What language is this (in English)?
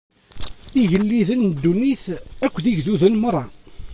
Kabyle